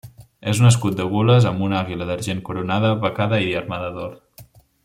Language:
Catalan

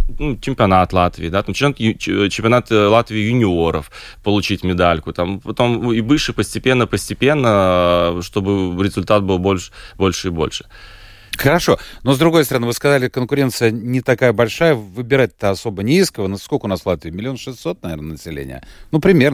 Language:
Russian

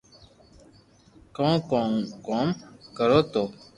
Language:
Loarki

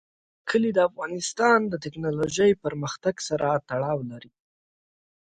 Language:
Pashto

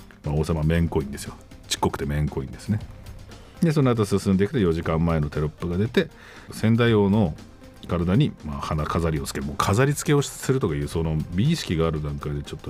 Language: Japanese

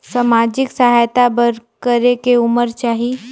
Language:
Chhattisgarhi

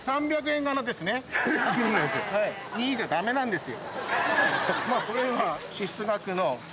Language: Japanese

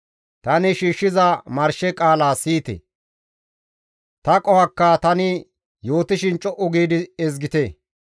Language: Gamo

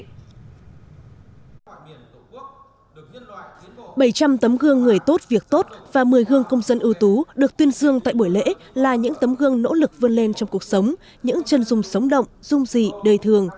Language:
Vietnamese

